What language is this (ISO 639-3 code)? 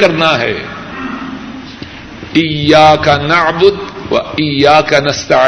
urd